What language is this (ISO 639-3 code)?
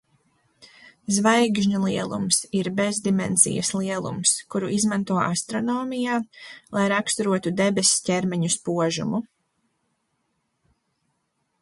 lav